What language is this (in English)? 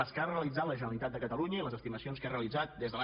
Catalan